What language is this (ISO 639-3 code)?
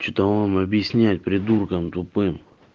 rus